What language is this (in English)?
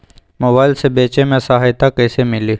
Magahi